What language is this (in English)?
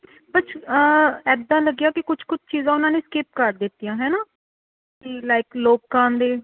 Punjabi